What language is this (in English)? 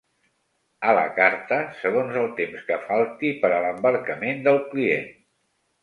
Catalan